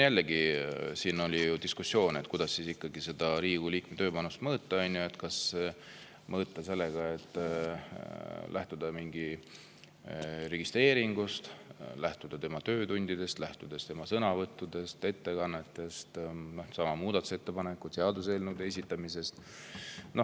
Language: Estonian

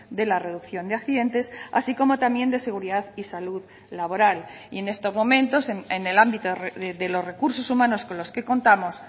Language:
Spanish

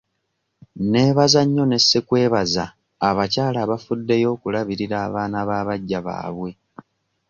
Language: Ganda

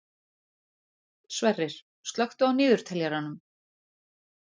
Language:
Icelandic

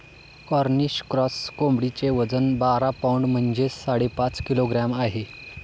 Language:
Marathi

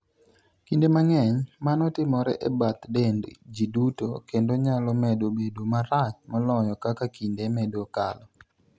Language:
Luo (Kenya and Tanzania)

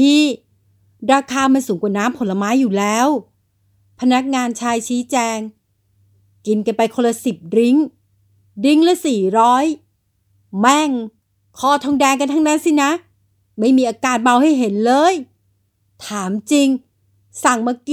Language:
Thai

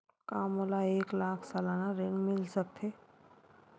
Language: Chhattisgarhi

